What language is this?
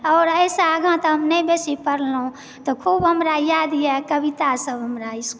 Maithili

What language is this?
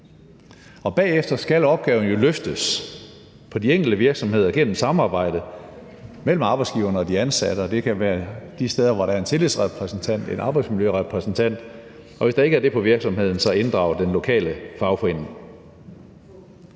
Danish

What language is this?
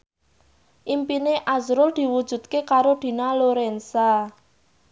Javanese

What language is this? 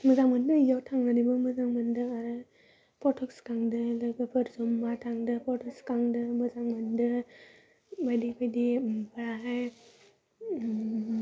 Bodo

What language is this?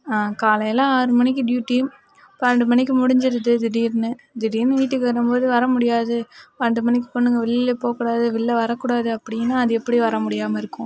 Tamil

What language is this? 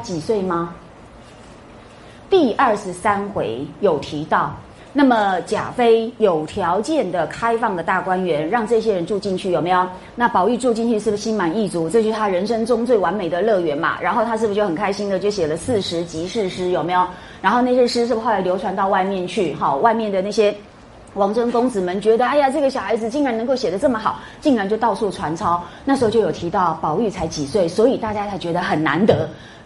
Chinese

